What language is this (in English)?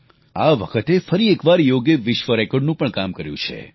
Gujarati